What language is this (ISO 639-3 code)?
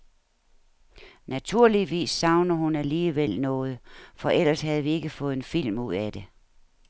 dan